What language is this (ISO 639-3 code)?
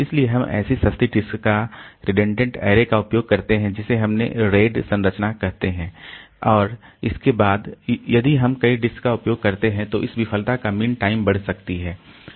hin